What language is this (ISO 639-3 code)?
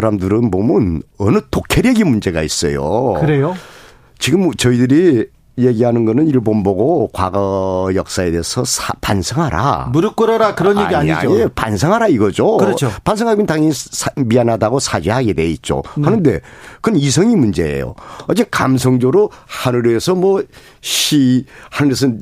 kor